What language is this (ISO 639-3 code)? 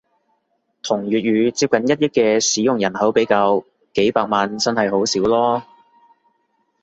yue